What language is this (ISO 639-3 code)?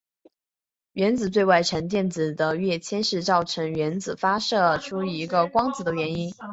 zho